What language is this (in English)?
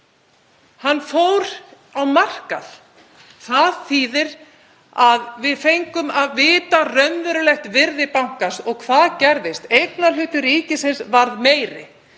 Icelandic